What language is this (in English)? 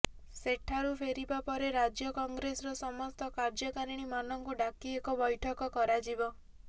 Odia